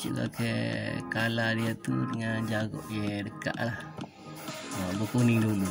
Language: Malay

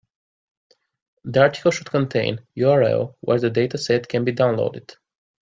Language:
English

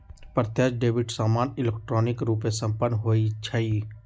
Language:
Magahi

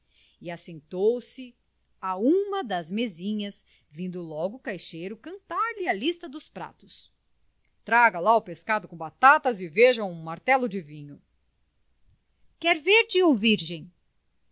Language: Portuguese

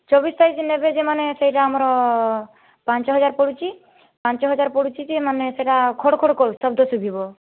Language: Odia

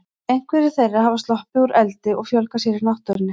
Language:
Icelandic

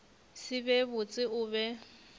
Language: Northern Sotho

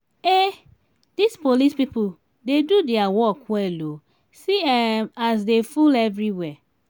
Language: Nigerian Pidgin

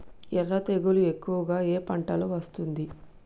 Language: Telugu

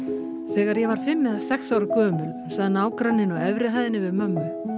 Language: Icelandic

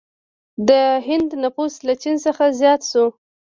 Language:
Pashto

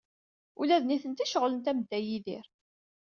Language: Kabyle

